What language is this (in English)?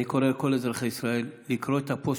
Hebrew